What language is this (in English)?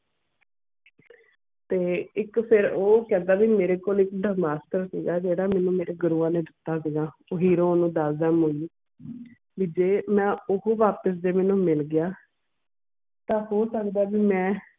Punjabi